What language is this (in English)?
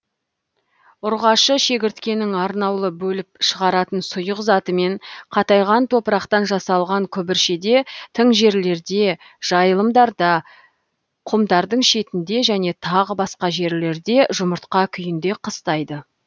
Kazakh